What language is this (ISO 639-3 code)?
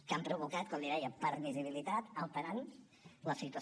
cat